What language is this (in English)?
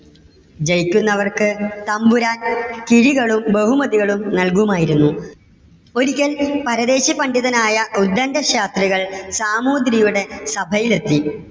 Malayalam